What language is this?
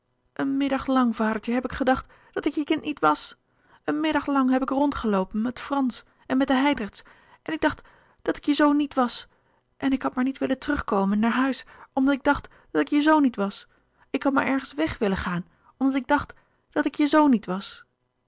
Dutch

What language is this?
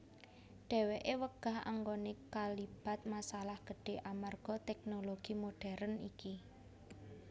Javanese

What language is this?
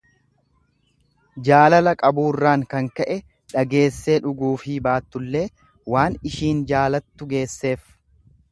Oromo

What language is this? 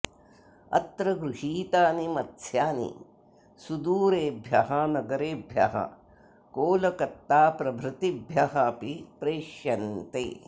Sanskrit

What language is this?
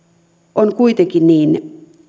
Finnish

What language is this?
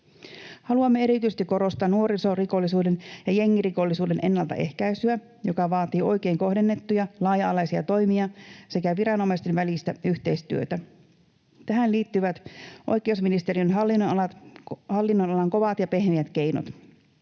Finnish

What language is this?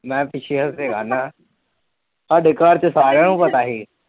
Punjabi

